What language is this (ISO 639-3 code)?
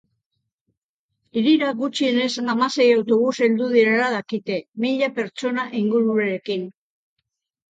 eus